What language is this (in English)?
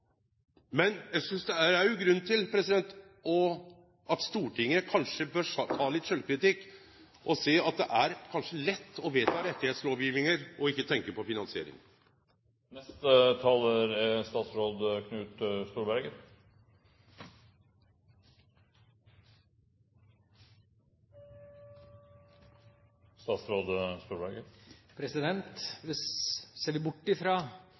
Norwegian